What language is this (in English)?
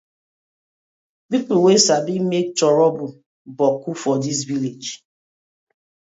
Nigerian Pidgin